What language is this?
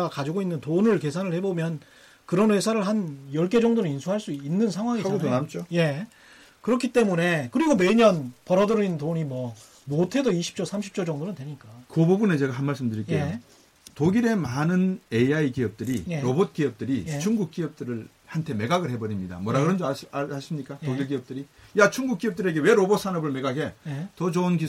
Korean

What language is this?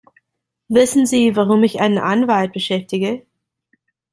German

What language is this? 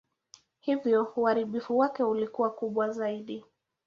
Swahili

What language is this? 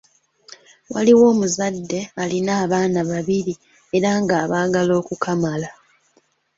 Ganda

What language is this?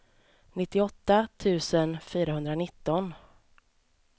Swedish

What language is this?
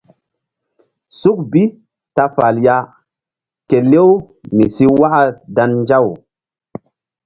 Mbum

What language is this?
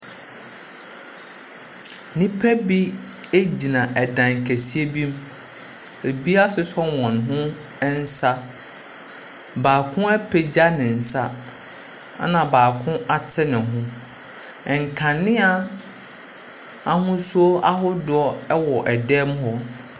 Akan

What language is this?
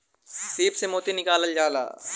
Bhojpuri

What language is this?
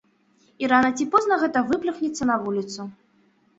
Belarusian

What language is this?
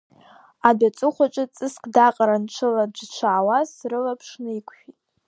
Abkhazian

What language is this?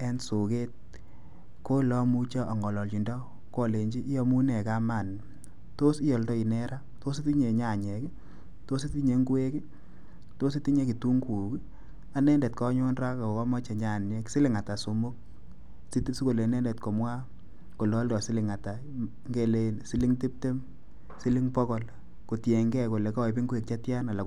Kalenjin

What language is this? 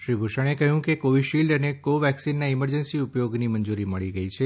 Gujarati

